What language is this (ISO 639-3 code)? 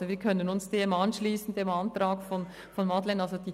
gsw